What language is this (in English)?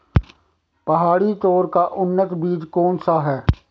Hindi